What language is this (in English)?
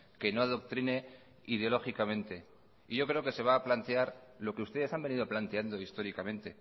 Spanish